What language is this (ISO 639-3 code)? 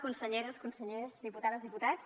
cat